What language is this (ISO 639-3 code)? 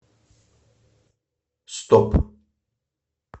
rus